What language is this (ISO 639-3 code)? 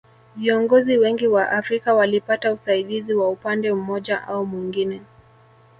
swa